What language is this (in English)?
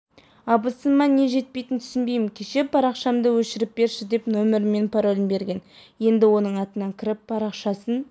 Kazakh